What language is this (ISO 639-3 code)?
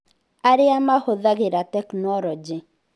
kik